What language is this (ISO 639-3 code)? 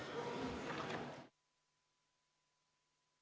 est